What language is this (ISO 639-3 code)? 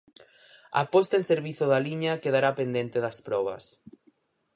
glg